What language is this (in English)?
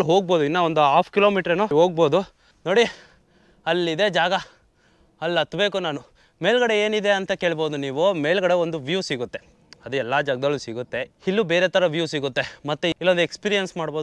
Arabic